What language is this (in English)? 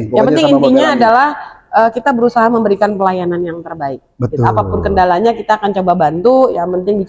Indonesian